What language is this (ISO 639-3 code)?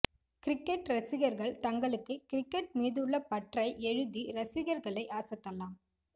tam